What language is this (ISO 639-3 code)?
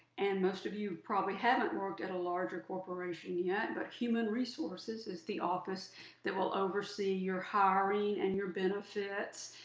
eng